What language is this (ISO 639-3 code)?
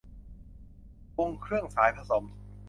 tha